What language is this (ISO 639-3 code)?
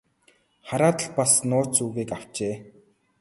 mon